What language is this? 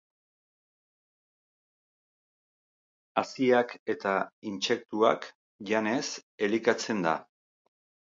Basque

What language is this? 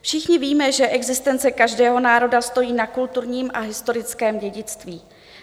Czech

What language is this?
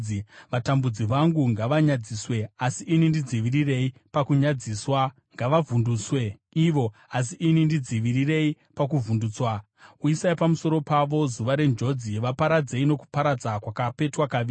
Shona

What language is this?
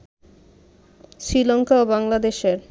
Bangla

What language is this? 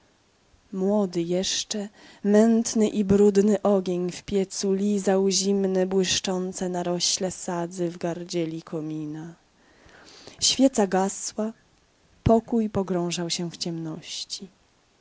Polish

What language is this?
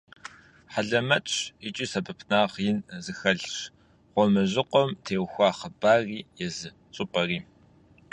Kabardian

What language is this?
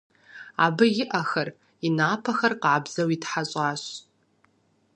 Kabardian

